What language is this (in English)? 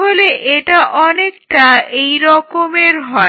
Bangla